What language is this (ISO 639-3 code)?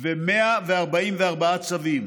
heb